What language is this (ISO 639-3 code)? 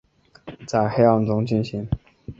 zho